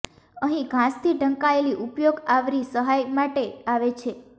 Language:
Gujarati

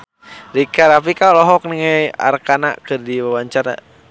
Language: Sundanese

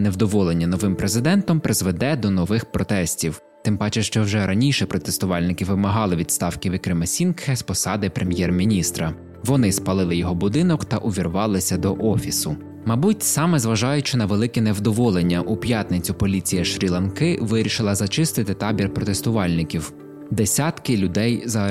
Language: Ukrainian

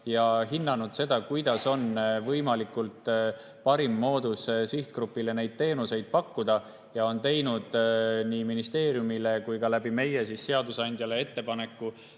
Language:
Estonian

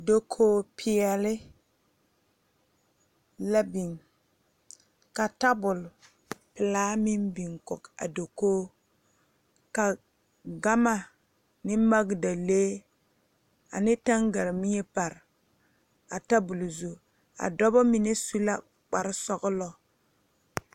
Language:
Southern Dagaare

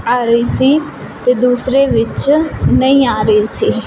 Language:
Punjabi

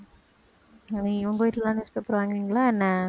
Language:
Tamil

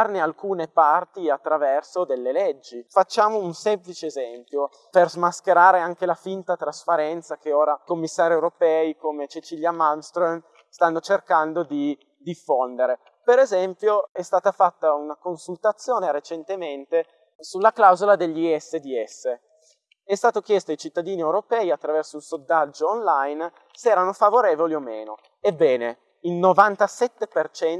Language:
Italian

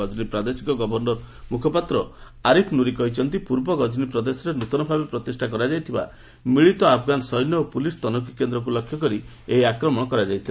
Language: Odia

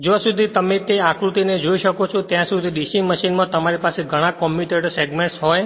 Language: Gujarati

